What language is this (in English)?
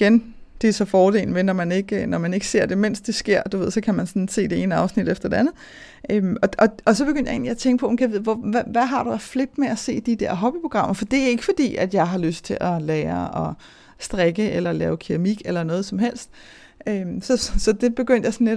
Danish